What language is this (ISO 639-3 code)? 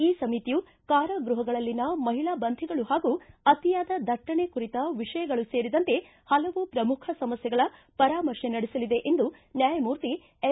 kan